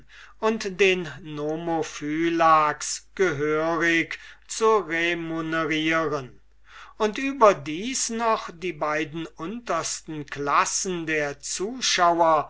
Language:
German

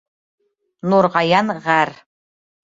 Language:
Bashkir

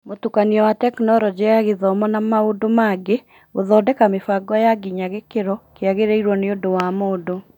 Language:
Kikuyu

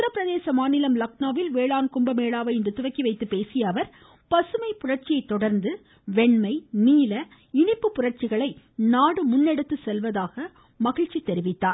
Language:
Tamil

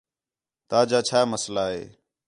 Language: Khetrani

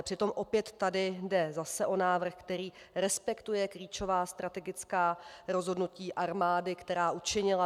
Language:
Czech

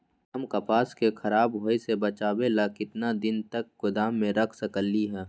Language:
Magahi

